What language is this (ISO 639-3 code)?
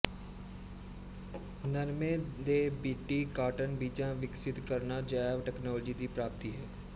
pan